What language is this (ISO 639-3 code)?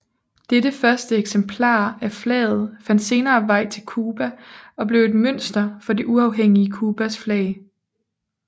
dan